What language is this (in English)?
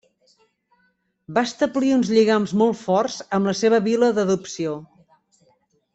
Catalan